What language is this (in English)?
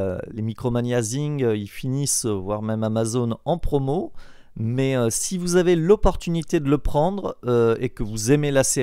French